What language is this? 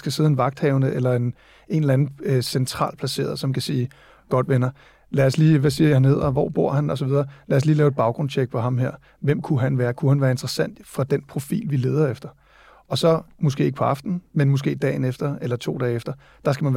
Danish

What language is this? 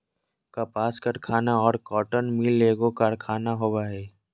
Magahi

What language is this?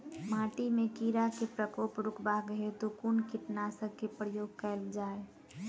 Maithili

